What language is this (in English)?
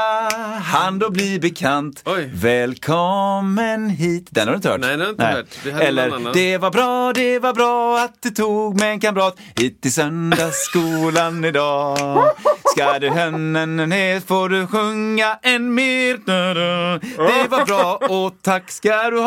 Swedish